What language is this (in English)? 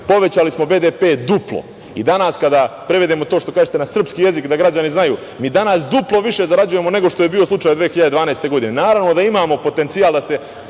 Serbian